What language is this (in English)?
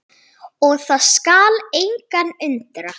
Icelandic